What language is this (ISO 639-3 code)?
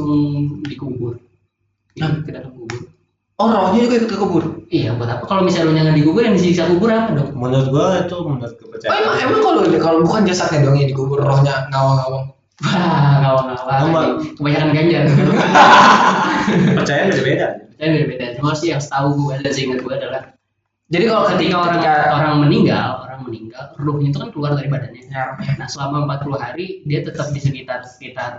ind